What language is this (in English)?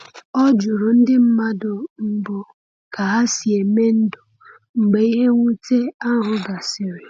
Igbo